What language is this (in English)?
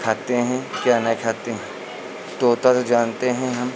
Hindi